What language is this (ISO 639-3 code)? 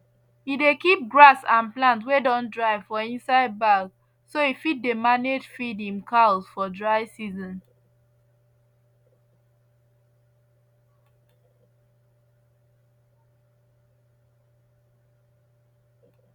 pcm